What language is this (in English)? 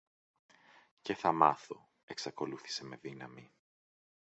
Greek